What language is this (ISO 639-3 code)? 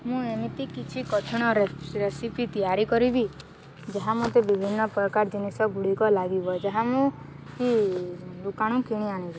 ori